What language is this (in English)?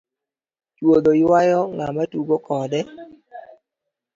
Luo (Kenya and Tanzania)